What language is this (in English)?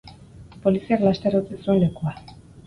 Basque